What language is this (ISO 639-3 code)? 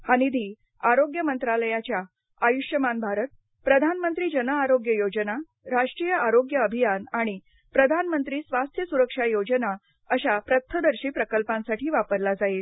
mar